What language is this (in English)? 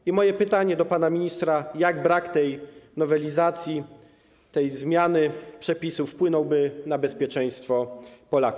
Polish